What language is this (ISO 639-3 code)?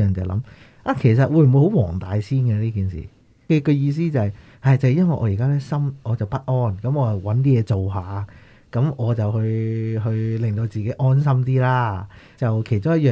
zho